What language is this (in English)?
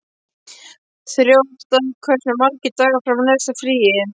Icelandic